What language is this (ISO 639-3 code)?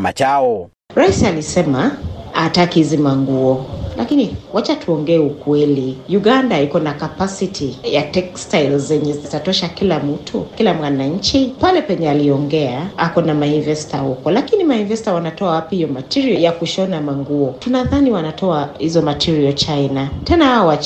swa